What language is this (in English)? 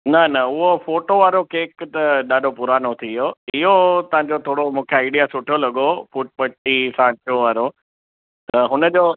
Sindhi